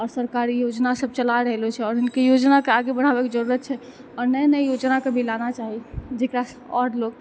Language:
Maithili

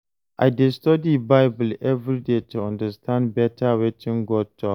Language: Nigerian Pidgin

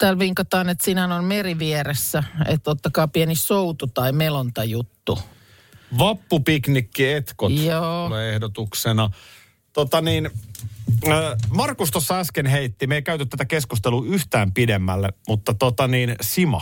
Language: Finnish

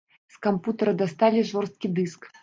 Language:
Belarusian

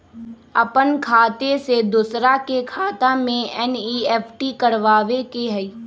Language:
Magahi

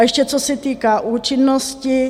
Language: Czech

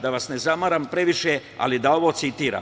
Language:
Serbian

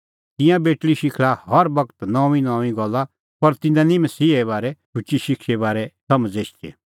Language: Kullu Pahari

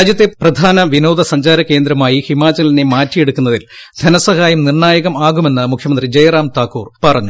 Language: Malayalam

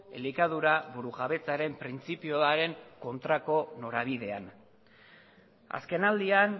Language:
Basque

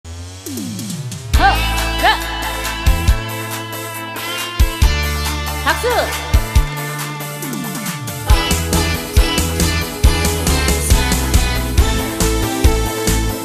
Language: Korean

